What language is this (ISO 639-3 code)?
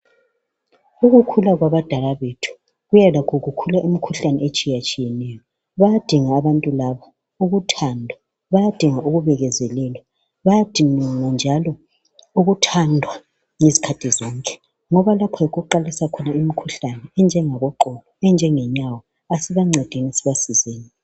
nde